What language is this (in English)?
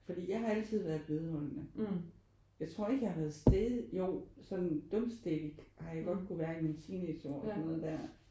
Danish